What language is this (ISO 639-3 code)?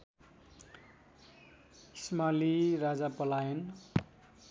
nep